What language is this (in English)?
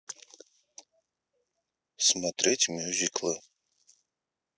Russian